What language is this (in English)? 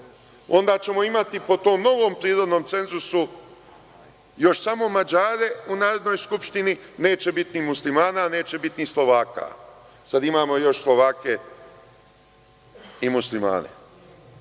Serbian